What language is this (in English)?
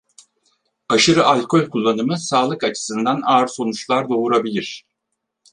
Turkish